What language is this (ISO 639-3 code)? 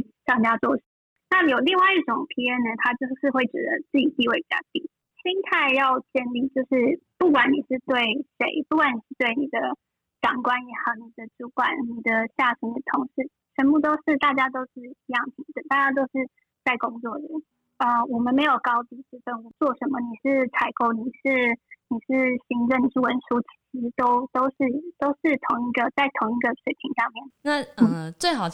zho